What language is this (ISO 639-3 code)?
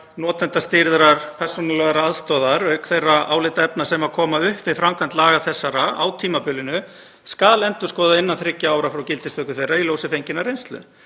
isl